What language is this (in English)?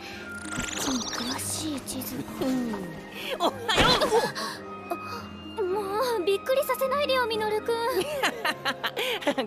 Japanese